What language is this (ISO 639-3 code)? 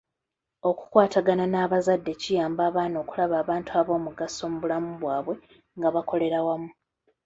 lug